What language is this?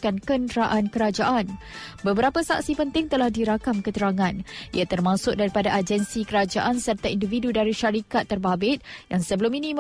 Malay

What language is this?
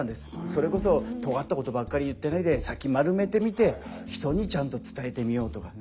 Japanese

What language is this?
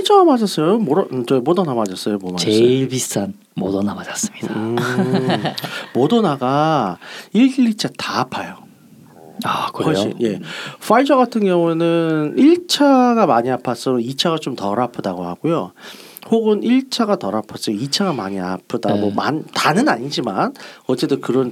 Korean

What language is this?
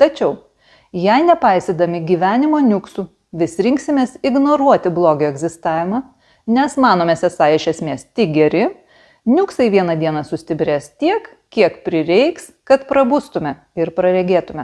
Lithuanian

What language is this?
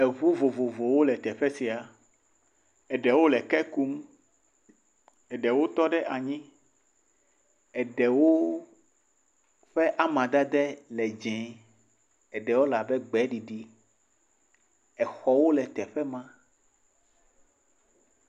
Ewe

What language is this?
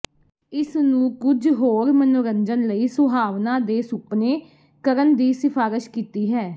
Punjabi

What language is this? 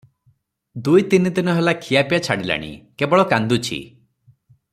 Odia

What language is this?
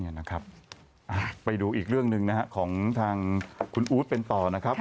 Thai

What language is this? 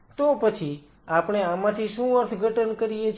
Gujarati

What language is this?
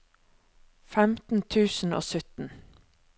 Norwegian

